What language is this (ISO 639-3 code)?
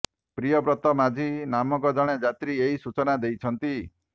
ori